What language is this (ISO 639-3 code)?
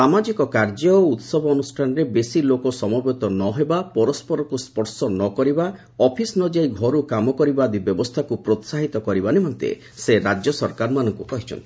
ori